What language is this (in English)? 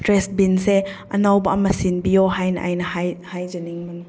Manipuri